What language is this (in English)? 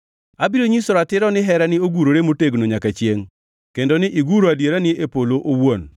Luo (Kenya and Tanzania)